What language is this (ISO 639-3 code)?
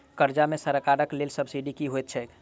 mai